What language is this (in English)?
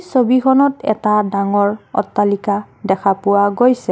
Assamese